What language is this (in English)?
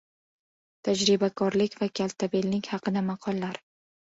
Uzbek